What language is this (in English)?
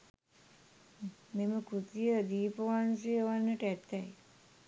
Sinhala